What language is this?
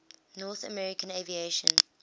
English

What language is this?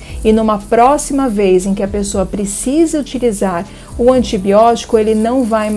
Portuguese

